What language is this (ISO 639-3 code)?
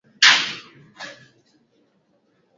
swa